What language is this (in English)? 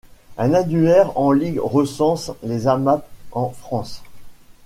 French